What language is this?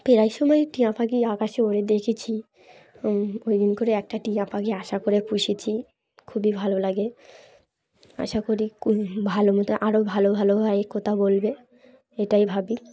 Bangla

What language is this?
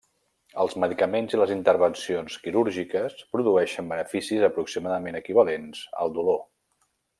Catalan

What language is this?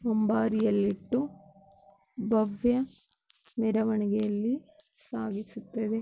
Kannada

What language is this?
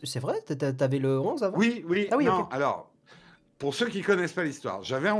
French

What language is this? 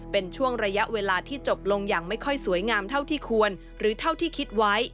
Thai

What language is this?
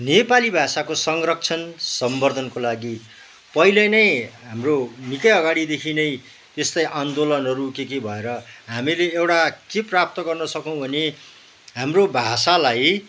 Nepali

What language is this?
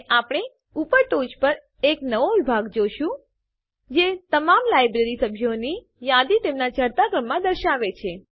Gujarati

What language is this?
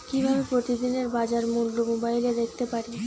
Bangla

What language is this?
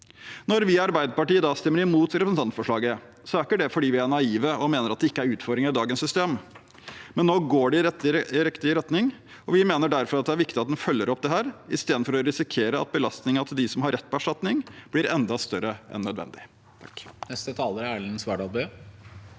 Norwegian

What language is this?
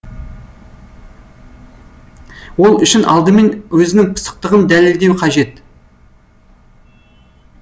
Kazakh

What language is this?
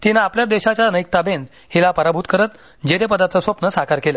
Marathi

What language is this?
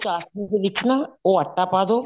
Punjabi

